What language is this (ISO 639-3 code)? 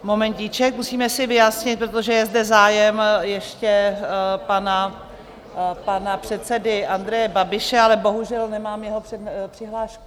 ces